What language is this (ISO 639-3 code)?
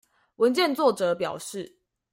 zho